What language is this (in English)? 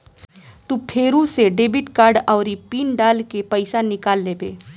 Bhojpuri